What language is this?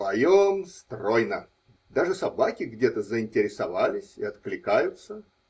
Russian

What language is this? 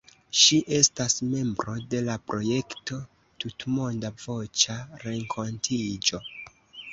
Esperanto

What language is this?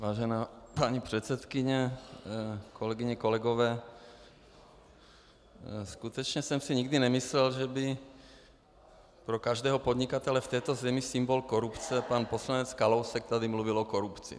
Czech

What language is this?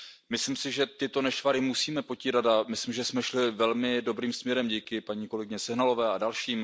Czech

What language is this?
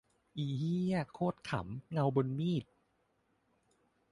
Thai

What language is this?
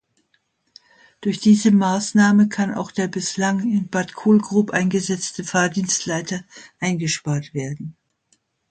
German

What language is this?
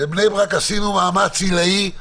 Hebrew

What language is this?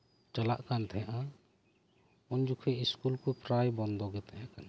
Santali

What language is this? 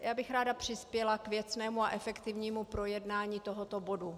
Czech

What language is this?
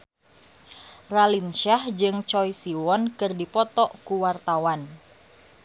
Sundanese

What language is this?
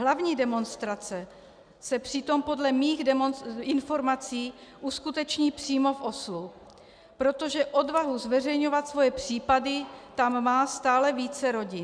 Czech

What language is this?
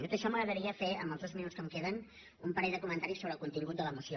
Catalan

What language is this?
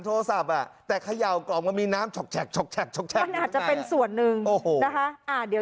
Thai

